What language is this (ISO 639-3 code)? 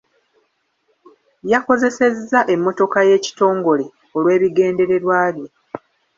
lug